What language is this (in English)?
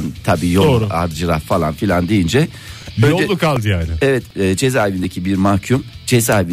Turkish